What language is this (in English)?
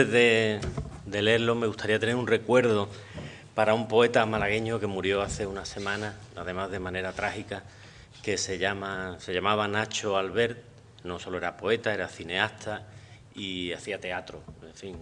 Spanish